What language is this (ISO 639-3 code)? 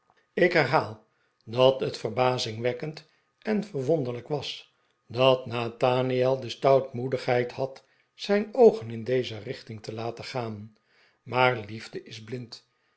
nld